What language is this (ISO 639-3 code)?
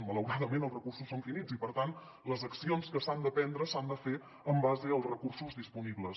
cat